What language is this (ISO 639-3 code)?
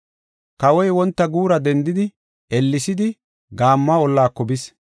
gof